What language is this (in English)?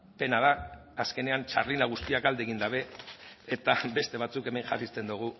Basque